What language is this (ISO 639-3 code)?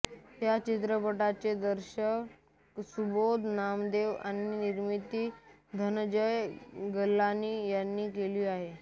mar